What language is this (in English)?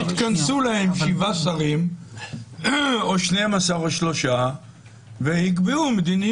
Hebrew